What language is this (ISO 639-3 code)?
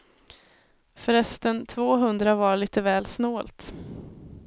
swe